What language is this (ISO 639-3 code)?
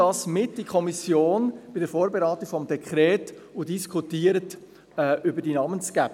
gsw